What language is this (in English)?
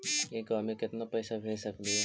Magahi